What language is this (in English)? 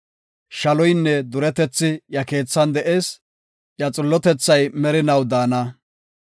Gofa